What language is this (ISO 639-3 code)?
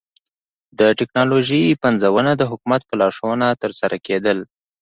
pus